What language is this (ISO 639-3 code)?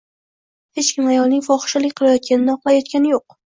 uzb